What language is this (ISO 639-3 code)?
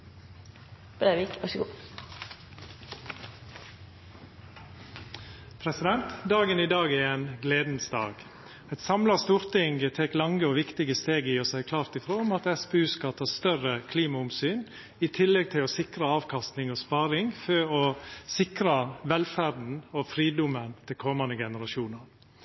nno